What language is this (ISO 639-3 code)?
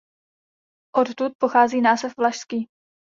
ces